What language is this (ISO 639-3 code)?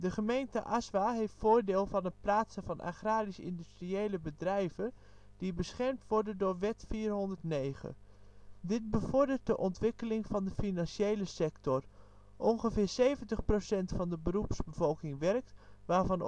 nld